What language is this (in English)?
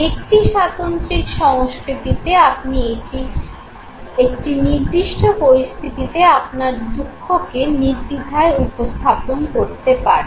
Bangla